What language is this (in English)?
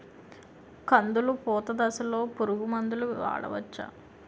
Telugu